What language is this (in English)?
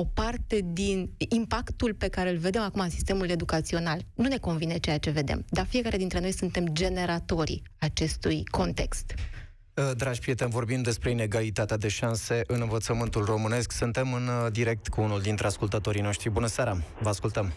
Romanian